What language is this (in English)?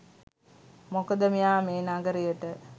Sinhala